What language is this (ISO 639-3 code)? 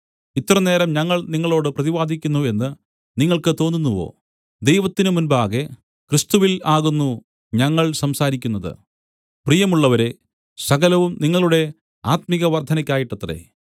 mal